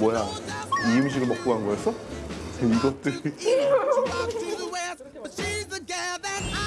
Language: Korean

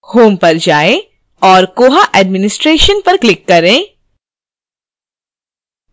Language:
Hindi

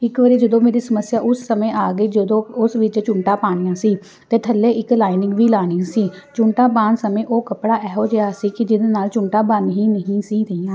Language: Punjabi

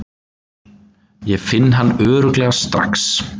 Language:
Icelandic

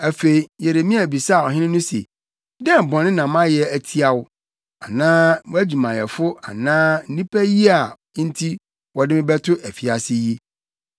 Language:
Akan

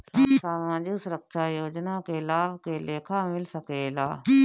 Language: Bhojpuri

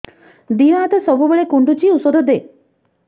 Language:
Odia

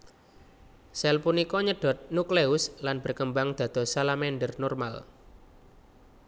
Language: Javanese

